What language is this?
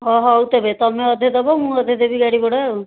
Odia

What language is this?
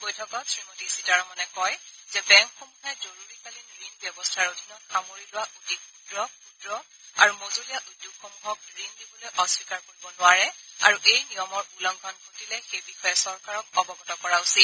Assamese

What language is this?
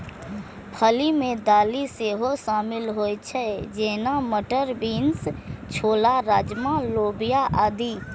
Maithili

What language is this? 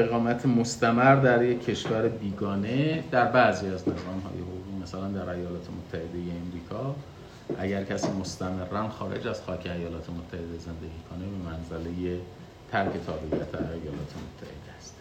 Persian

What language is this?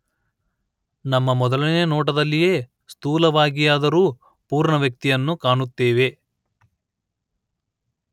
Kannada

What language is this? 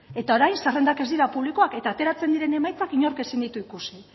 Basque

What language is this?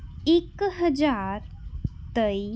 Punjabi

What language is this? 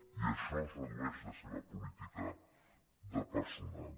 Catalan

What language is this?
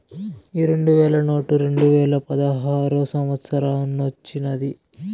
Telugu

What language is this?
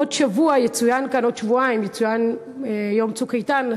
Hebrew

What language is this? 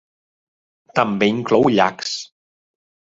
Catalan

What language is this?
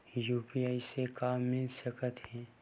Chhattisgarhi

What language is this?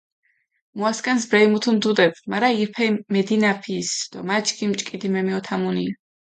Mingrelian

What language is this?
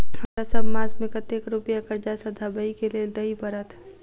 Maithili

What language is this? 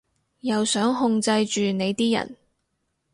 Cantonese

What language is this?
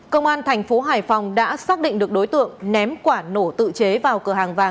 Vietnamese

